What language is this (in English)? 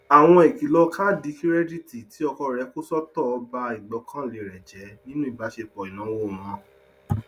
Yoruba